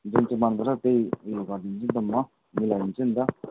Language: Nepali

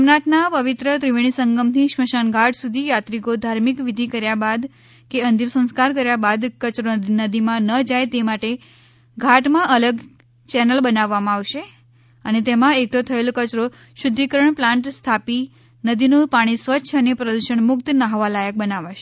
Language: Gujarati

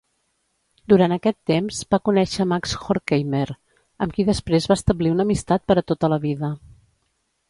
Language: Catalan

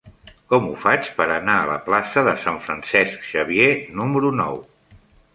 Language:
Catalan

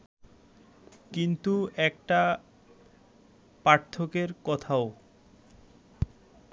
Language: Bangla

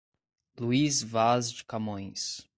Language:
Portuguese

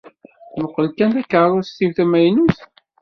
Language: Kabyle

